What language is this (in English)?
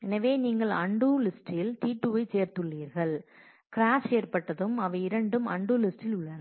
Tamil